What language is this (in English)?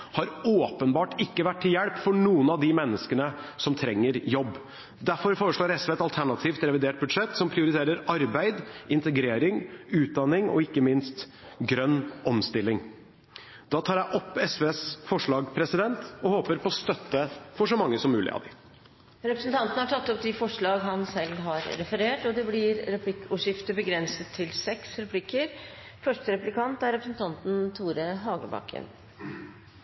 Norwegian Bokmål